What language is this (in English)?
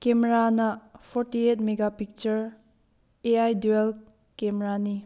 Manipuri